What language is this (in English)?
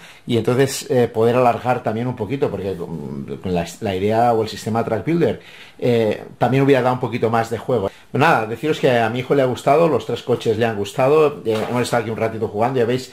Spanish